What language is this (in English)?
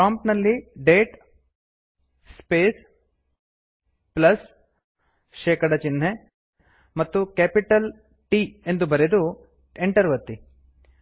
Kannada